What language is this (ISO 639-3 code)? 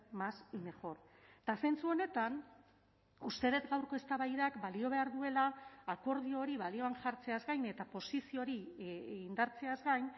eus